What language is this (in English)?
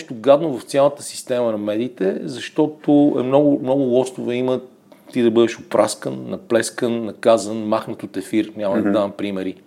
Bulgarian